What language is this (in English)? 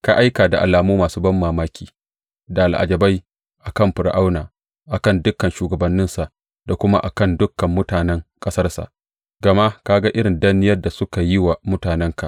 Hausa